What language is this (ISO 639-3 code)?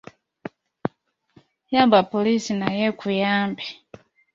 lug